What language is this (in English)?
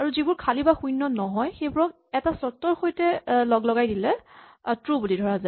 Assamese